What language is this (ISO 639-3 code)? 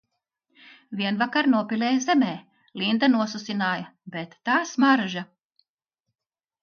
lav